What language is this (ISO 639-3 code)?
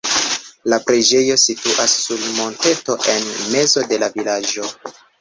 epo